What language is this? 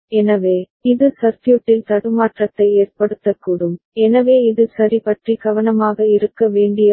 Tamil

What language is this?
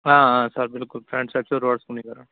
Kashmiri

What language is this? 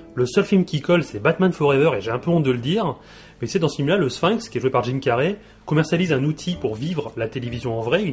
French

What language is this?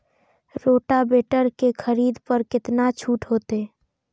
Maithili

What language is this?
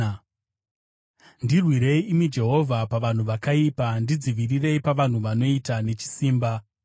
Shona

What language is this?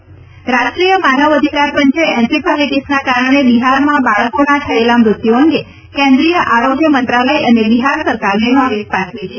Gujarati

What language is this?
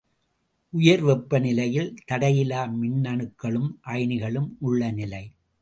Tamil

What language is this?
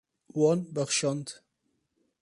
Kurdish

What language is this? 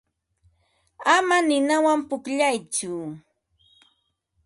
Ambo-Pasco Quechua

